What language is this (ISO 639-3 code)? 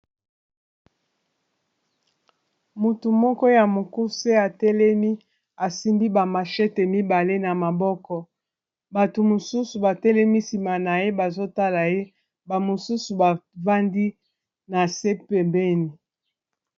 lin